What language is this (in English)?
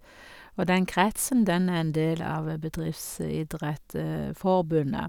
Norwegian